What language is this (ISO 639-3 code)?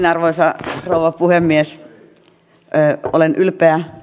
fin